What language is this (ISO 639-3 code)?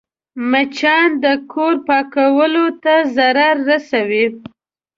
pus